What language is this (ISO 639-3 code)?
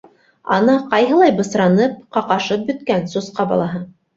bak